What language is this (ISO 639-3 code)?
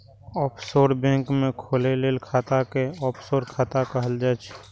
mai